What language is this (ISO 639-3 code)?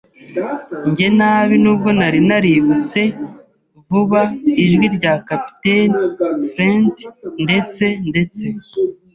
kin